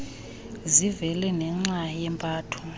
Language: Xhosa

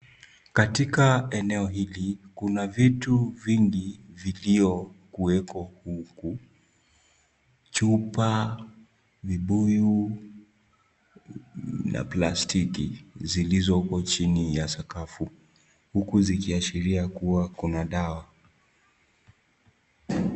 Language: Swahili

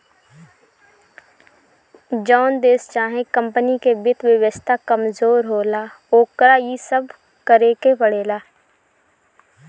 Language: Bhojpuri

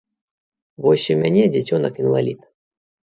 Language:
Belarusian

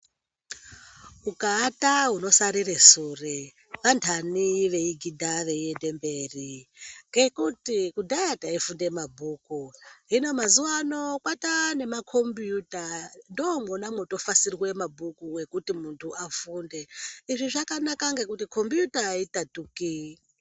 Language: Ndau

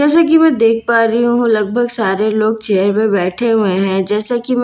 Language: Hindi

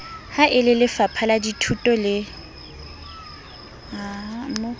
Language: Southern Sotho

